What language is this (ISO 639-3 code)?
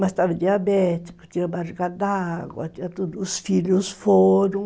por